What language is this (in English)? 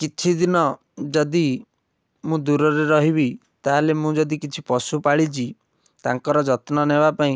Odia